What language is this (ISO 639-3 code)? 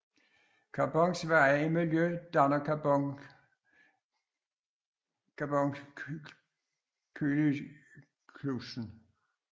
dan